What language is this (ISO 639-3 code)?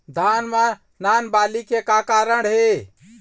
hne